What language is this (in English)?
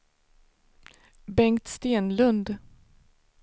Swedish